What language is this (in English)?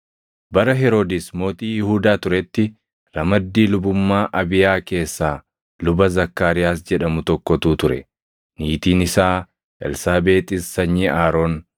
Oromo